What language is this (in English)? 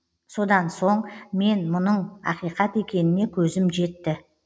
Kazakh